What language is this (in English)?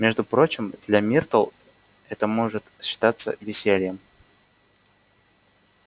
Russian